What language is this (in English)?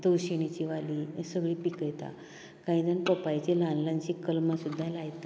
Konkani